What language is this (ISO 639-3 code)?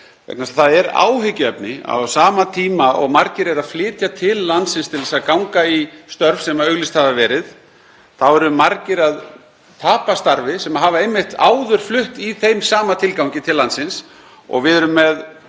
isl